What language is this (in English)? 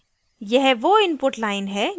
Hindi